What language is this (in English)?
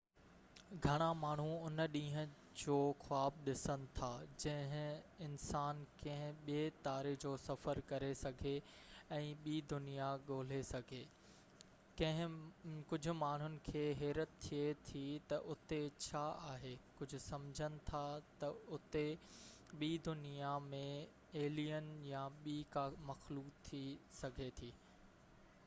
Sindhi